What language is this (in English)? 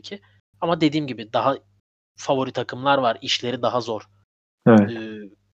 Turkish